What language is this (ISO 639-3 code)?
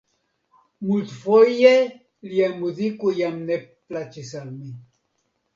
epo